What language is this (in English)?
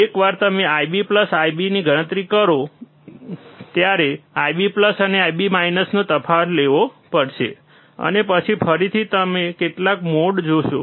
Gujarati